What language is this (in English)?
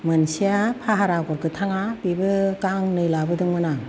Bodo